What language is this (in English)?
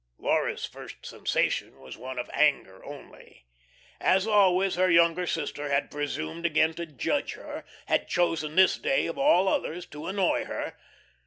English